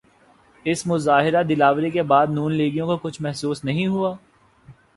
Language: Urdu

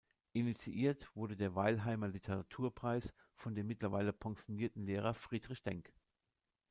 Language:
German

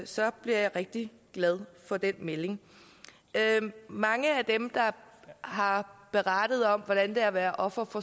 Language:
Danish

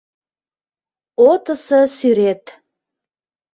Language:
Mari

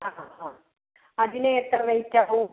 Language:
Malayalam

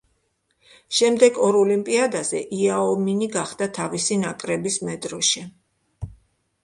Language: Georgian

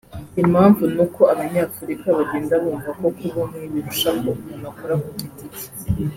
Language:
Kinyarwanda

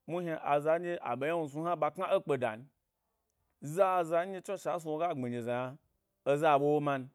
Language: Gbari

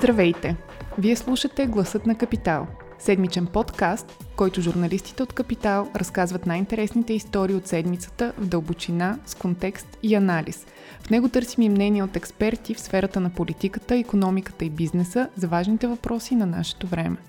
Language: Bulgarian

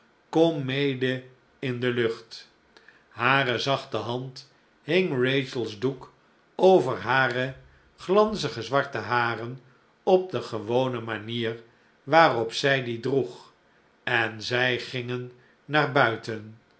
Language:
Dutch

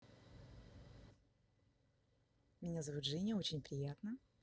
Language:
Russian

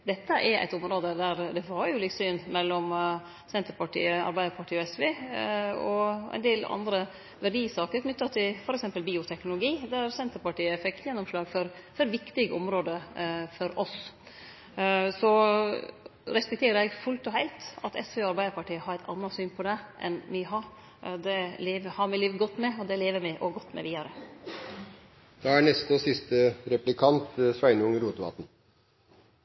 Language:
Norwegian Nynorsk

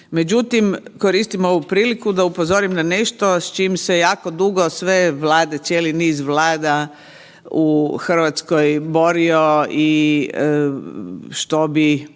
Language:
Croatian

